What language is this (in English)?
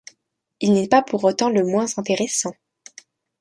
French